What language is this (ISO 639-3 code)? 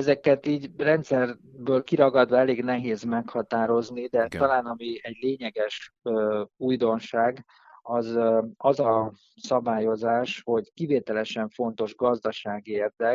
hun